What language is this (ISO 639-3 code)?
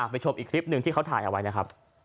tha